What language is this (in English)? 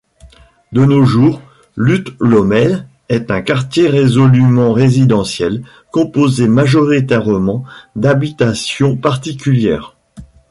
French